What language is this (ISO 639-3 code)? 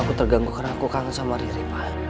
ind